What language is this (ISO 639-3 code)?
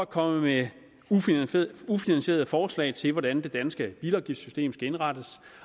dan